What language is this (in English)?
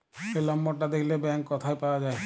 Bangla